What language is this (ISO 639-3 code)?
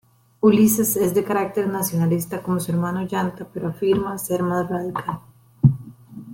spa